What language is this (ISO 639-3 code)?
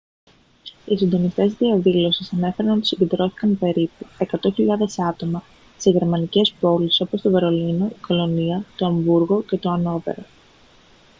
ell